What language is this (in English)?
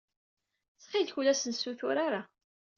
Kabyle